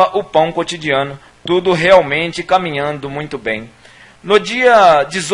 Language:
Portuguese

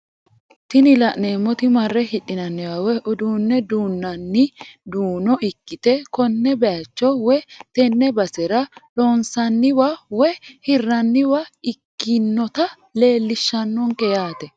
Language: Sidamo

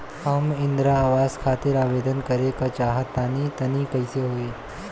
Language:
Bhojpuri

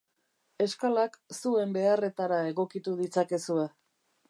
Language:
Basque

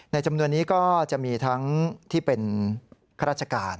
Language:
Thai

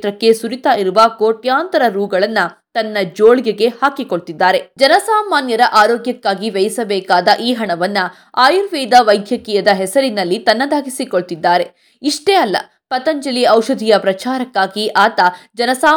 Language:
Kannada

